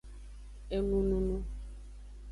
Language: Aja (Benin)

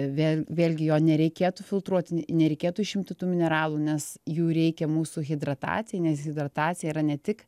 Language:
Lithuanian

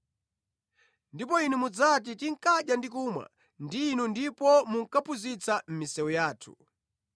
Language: Nyanja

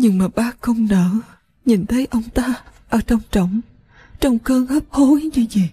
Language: Vietnamese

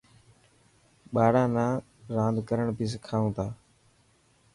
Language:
Dhatki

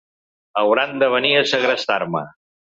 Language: Catalan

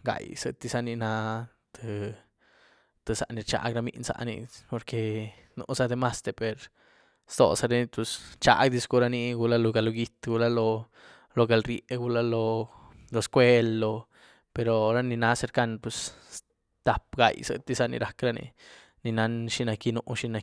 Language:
Güilá Zapotec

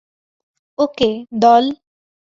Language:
Bangla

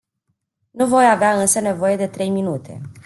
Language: Romanian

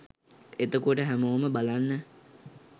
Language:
Sinhala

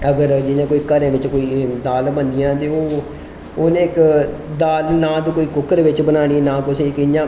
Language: Dogri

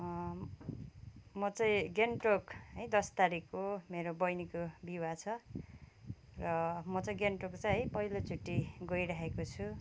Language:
Nepali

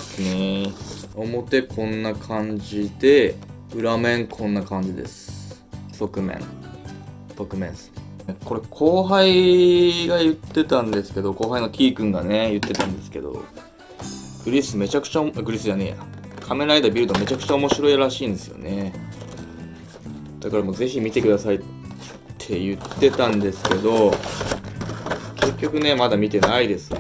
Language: Japanese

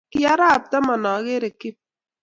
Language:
Kalenjin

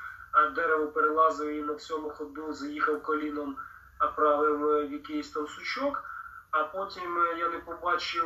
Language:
Ukrainian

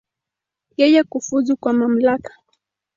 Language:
Swahili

